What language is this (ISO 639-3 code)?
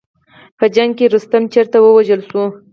pus